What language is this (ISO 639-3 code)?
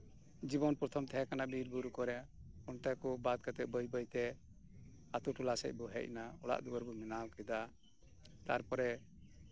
sat